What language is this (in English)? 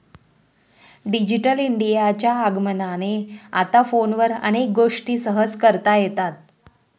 Marathi